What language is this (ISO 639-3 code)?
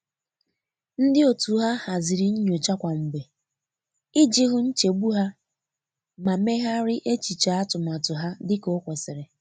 ibo